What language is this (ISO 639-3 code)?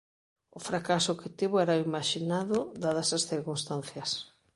glg